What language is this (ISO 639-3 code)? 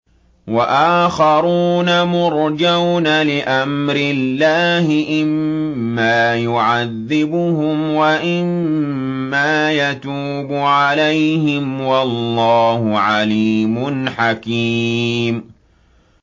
ara